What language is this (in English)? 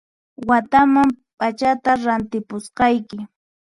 Puno Quechua